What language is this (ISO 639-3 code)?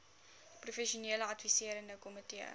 afr